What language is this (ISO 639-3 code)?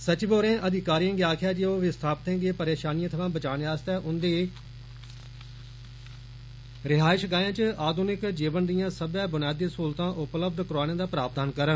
doi